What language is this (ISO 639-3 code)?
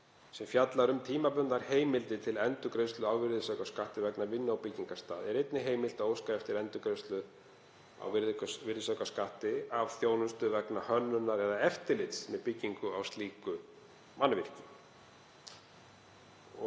isl